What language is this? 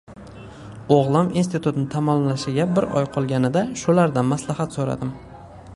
Uzbek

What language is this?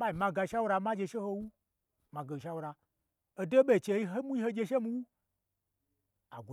Gbagyi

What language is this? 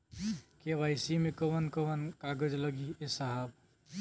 Bhojpuri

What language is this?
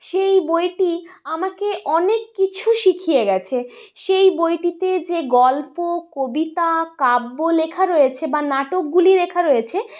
Bangla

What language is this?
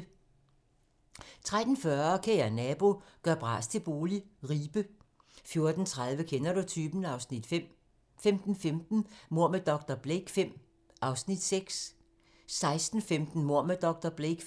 Danish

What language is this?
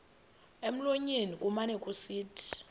Xhosa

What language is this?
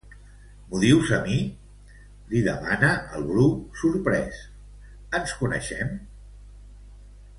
Catalan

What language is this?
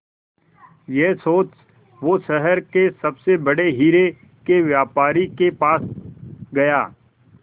Hindi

